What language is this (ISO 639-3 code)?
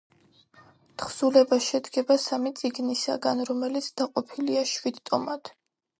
kat